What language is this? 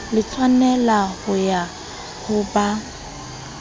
Southern Sotho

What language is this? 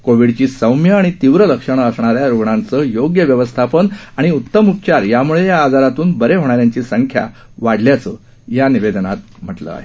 Marathi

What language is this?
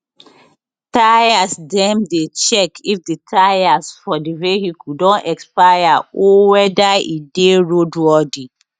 Nigerian Pidgin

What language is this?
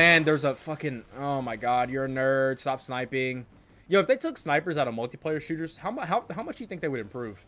English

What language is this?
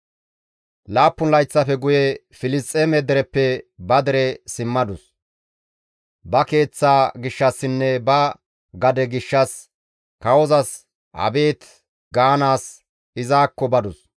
Gamo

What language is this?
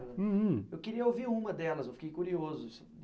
Portuguese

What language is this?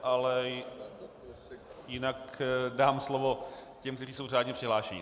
Czech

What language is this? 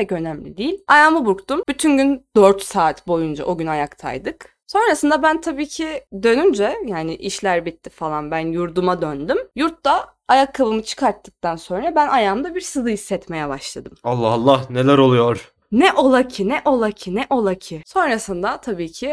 Turkish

